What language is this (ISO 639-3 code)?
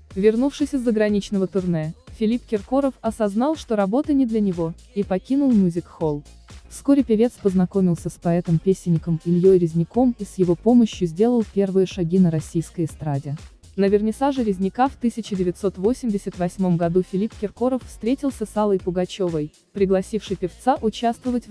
rus